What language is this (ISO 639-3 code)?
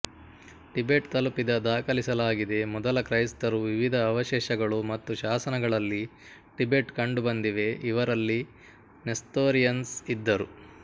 kan